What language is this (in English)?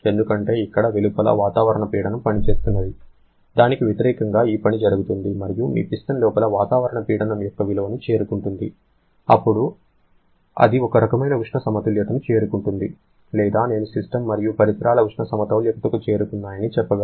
Telugu